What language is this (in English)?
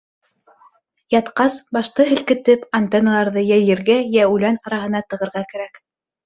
Bashkir